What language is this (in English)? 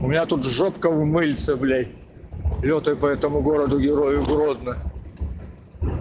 Russian